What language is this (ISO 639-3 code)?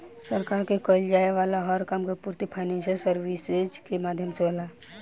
bho